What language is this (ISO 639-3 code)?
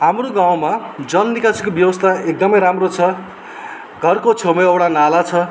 nep